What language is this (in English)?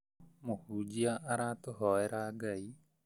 Kikuyu